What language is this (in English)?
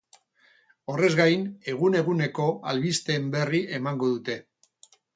Basque